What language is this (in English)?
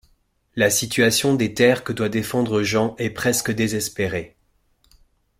French